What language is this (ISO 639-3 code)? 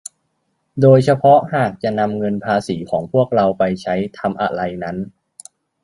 tha